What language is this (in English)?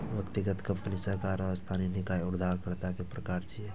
Maithili